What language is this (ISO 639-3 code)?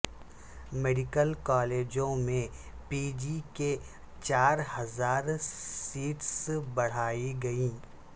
urd